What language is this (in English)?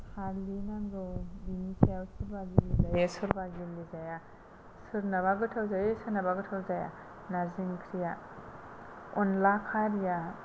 Bodo